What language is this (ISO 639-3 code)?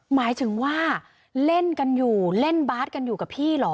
tha